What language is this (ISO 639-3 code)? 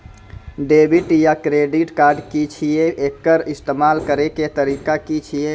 mai